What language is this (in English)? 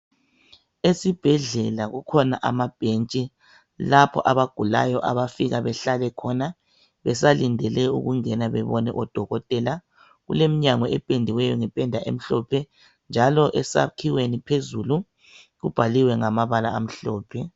North Ndebele